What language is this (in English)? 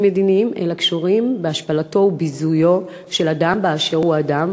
Hebrew